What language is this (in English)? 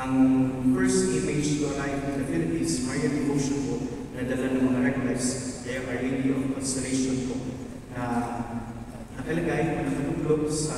Filipino